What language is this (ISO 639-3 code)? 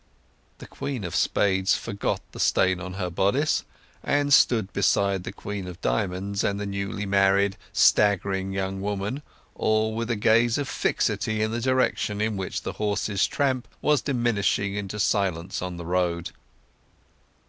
eng